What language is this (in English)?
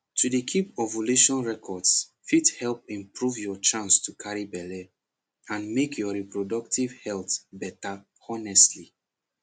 Nigerian Pidgin